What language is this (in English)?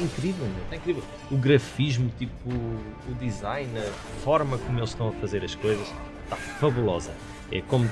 Portuguese